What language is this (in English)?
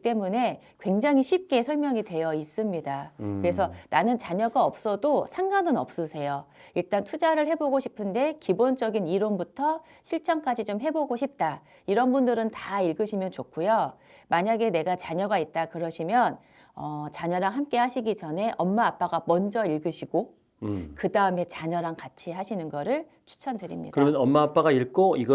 Korean